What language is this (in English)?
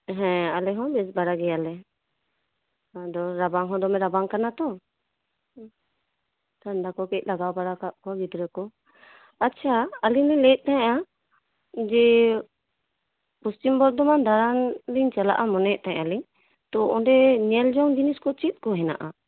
Santali